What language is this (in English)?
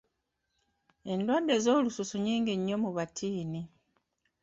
Ganda